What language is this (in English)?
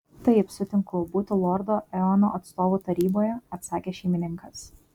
Lithuanian